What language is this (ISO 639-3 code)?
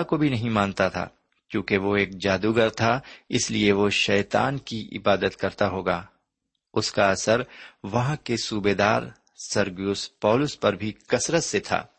urd